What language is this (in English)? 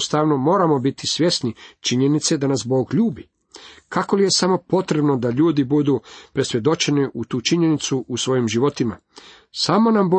Croatian